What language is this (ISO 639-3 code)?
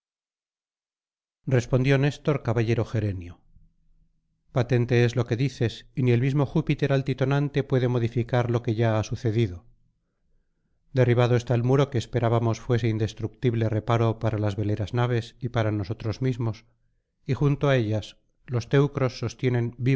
spa